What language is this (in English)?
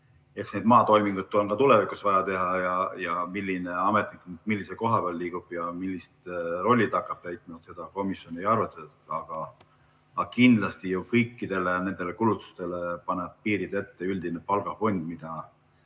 Estonian